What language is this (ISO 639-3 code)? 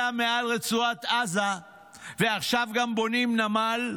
heb